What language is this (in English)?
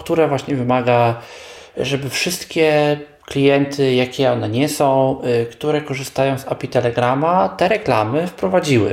Polish